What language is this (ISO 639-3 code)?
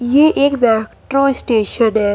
hin